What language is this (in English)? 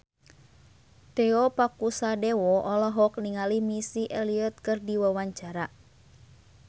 Sundanese